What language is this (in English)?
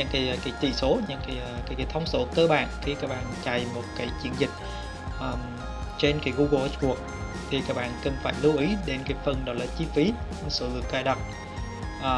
Vietnamese